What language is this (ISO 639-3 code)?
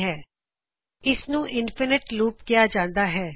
pan